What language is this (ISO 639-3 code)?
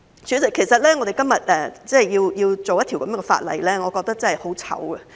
yue